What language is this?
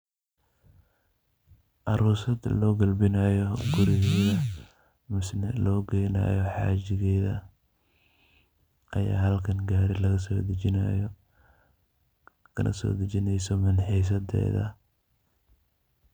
Somali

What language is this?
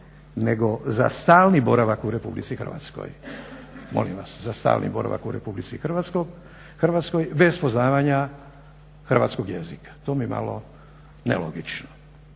Croatian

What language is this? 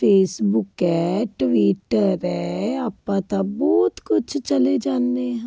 Punjabi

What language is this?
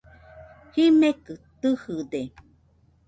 Nüpode Huitoto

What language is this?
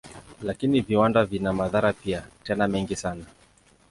Swahili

